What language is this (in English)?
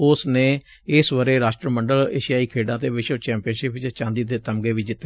Punjabi